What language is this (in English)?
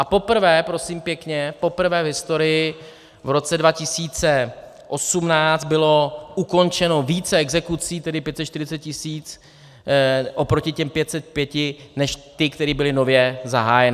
Czech